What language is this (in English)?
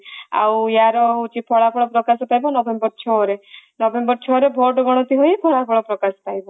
Odia